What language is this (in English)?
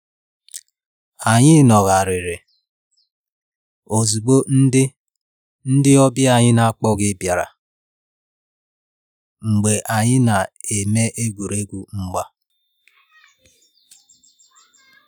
Igbo